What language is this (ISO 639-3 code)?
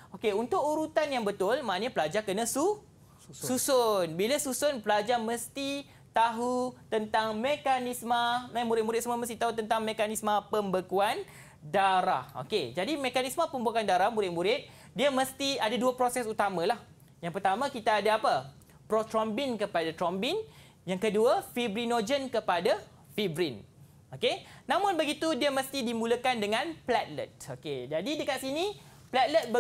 msa